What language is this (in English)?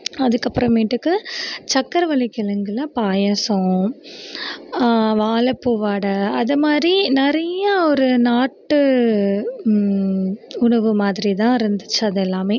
Tamil